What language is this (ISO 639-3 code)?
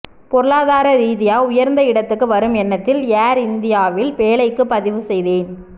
tam